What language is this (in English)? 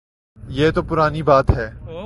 Urdu